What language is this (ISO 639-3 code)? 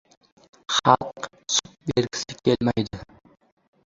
uzb